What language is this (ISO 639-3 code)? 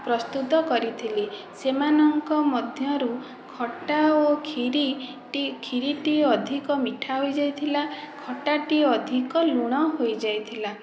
ori